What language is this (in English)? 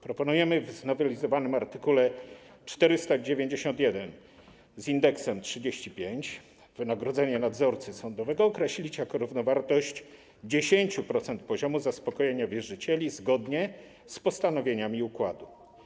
Polish